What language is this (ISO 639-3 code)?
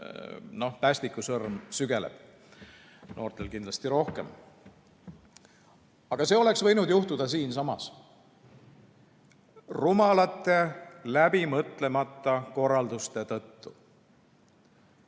est